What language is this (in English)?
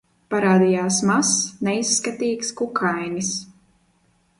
Latvian